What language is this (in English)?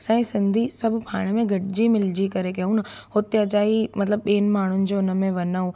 Sindhi